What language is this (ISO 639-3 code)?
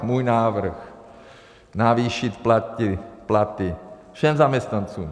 ces